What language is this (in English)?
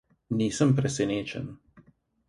Slovenian